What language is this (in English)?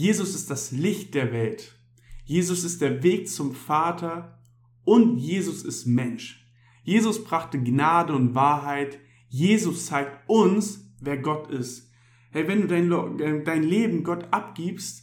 German